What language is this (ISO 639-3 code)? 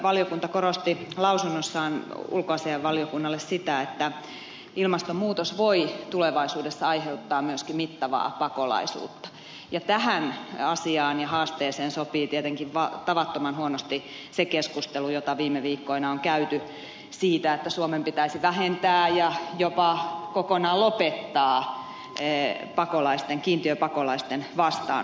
fin